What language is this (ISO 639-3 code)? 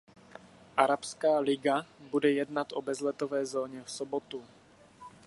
ces